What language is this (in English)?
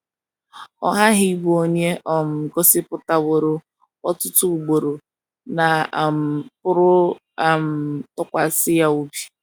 Igbo